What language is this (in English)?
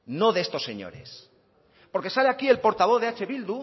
Spanish